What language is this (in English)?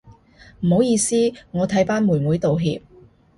Cantonese